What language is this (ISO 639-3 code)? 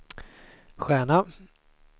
swe